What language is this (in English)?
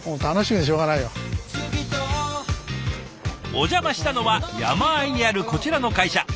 Japanese